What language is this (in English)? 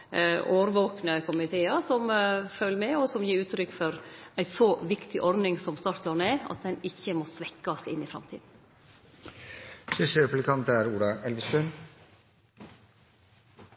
Norwegian